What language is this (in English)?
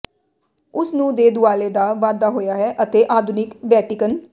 Punjabi